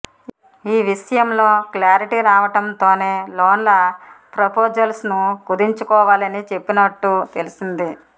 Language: Telugu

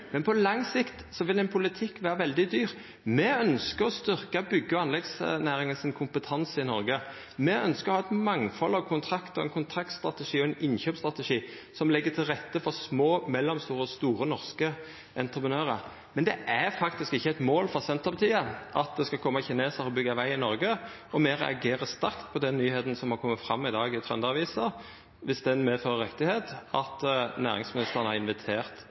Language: Norwegian Nynorsk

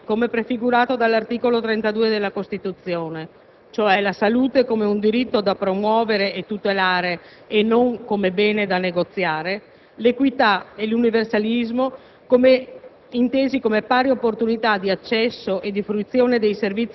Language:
Italian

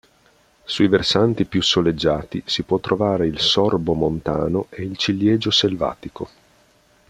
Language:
Italian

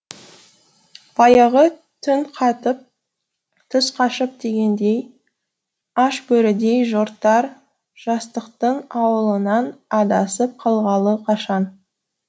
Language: Kazakh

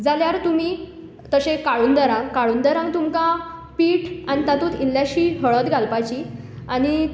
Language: Konkani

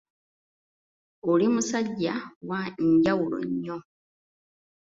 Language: Ganda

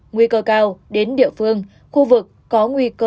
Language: Vietnamese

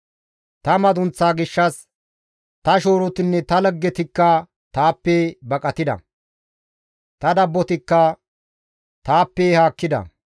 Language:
Gamo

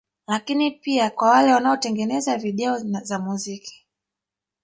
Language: Swahili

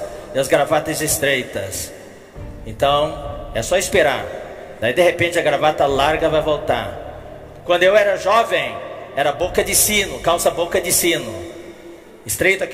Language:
Portuguese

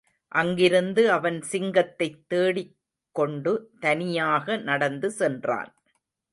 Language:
Tamil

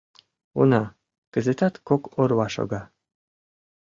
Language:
Mari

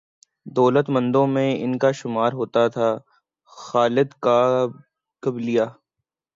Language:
Urdu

